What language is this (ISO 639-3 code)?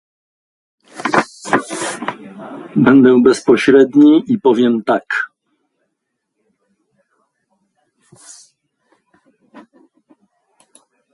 pol